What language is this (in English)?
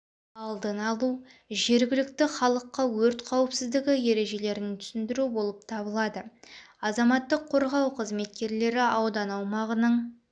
Kazakh